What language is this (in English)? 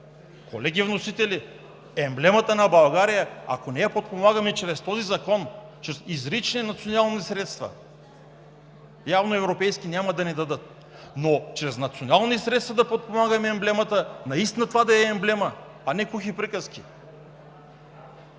Bulgarian